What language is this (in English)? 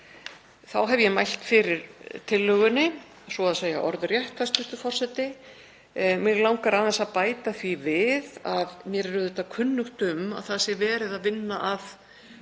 Icelandic